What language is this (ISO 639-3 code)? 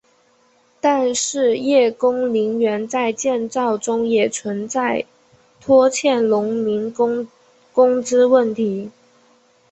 zho